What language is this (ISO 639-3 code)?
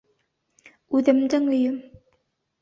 bak